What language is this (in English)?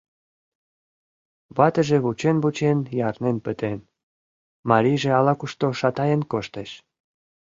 Mari